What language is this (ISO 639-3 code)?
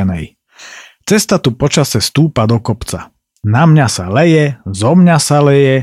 slk